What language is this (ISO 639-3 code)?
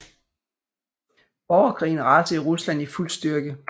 dan